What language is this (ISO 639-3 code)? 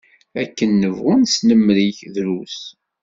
kab